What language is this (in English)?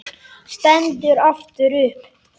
Icelandic